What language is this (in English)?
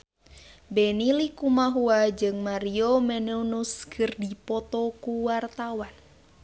Sundanese